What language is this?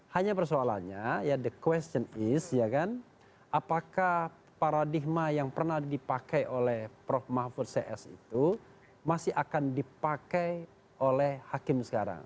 Indonesian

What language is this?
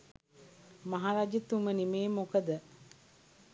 Sinhala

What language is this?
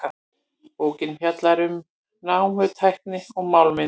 Icelandic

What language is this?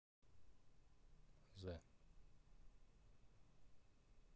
Russian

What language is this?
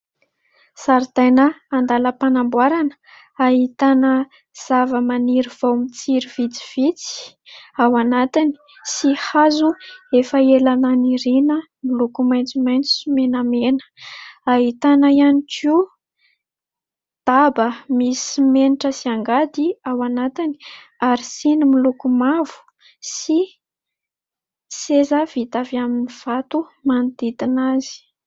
Malagasy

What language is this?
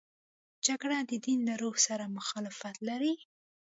Pashto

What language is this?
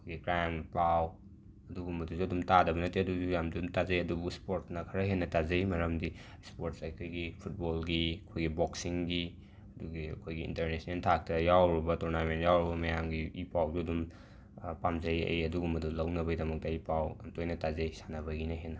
Manipuri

